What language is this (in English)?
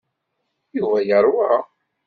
Kabyle